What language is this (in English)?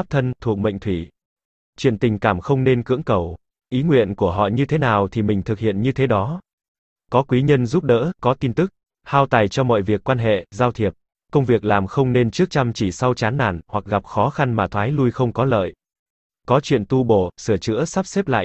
Vietnamese